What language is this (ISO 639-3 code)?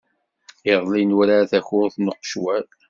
kab